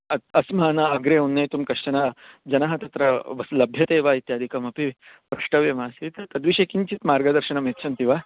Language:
Sanskrit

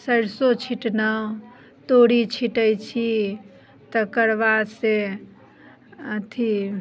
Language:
Maithili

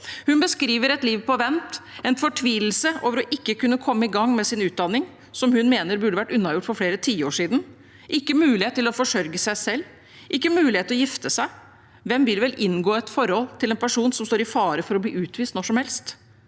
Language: Norwegian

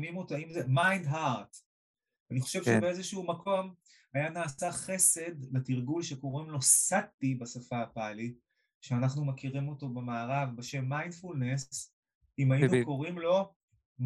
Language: Hebrew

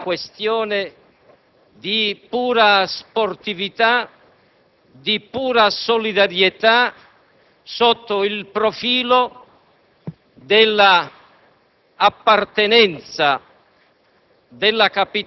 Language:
Italian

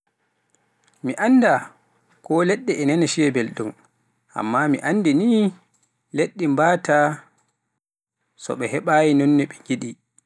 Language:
Pular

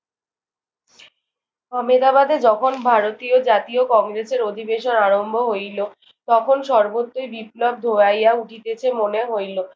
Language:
Bangla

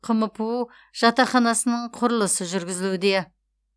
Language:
Kazakh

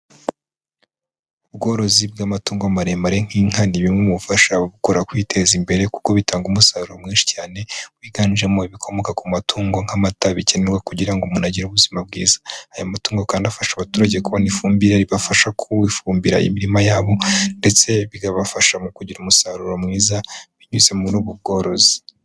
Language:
Kinyarwanda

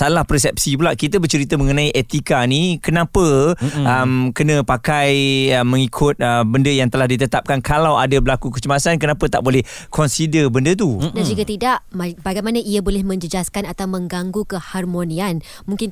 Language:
Malay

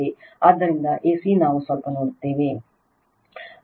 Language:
Kannada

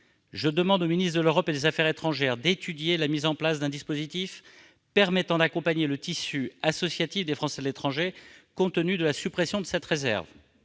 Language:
French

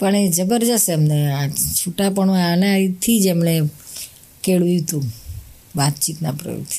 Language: Gujarati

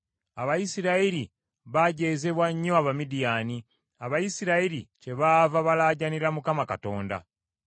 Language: Ganda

